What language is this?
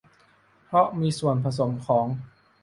Thai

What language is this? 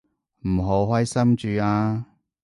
Cantonese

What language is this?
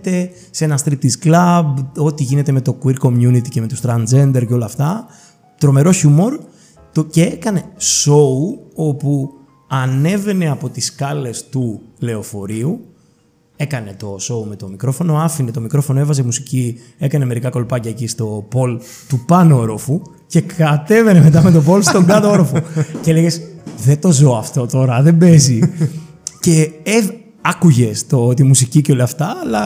Greek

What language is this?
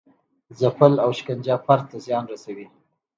Pashto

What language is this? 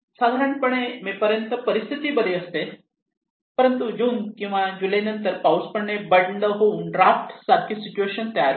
Marathi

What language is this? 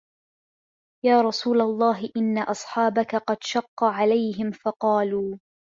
Arabic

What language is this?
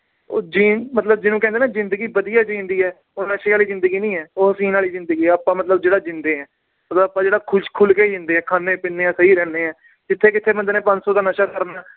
Punjabi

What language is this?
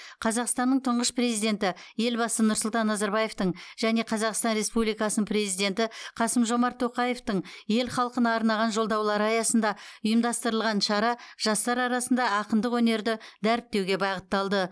Kazakh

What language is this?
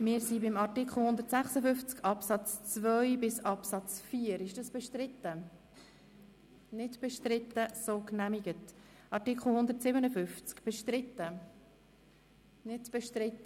Swiss German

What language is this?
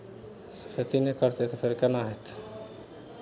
Maithili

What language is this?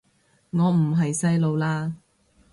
Cantonese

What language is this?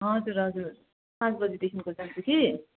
Nepali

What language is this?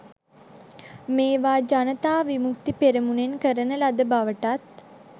Sinhala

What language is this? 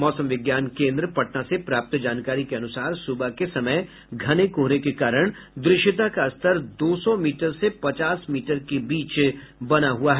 Hindi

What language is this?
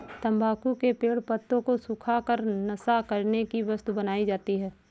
Hindi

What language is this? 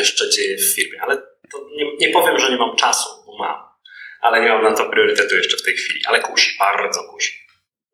Polish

